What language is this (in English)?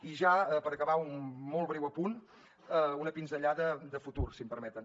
Catalan